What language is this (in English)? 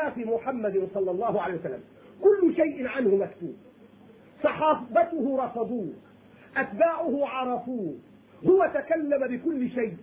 Arabic